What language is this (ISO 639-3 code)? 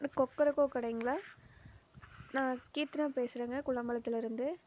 tam